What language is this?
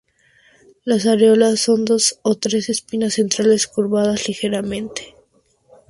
Spanish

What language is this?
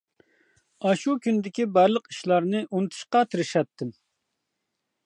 Uyghur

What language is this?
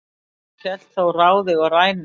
Icelandic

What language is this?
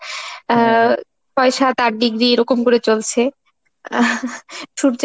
Bangla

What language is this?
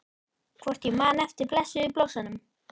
Icelandic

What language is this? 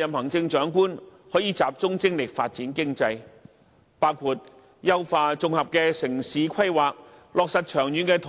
Cantonese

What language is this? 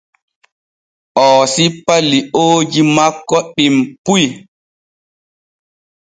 Borgu Fulfulde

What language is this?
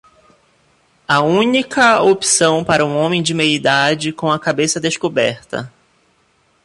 Portuguese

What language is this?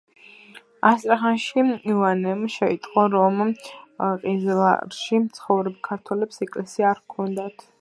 Georgian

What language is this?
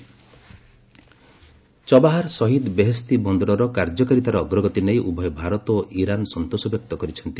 Odia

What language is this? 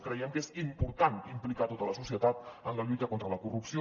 Catalan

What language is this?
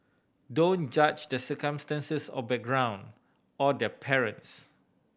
English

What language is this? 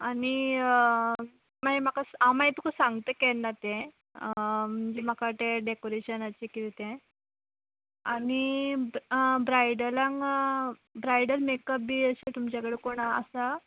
Konkani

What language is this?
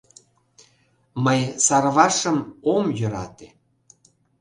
Mari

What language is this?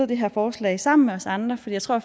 Danish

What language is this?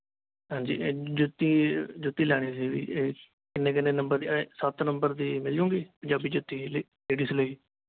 Punjabi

